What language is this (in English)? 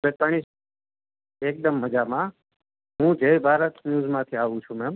Gujarati